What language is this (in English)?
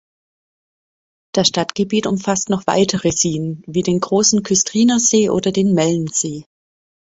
German